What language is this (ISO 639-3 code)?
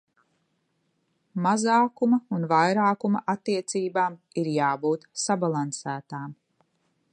lav